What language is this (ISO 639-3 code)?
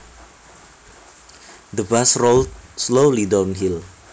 jav